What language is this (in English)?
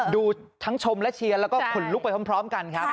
Thai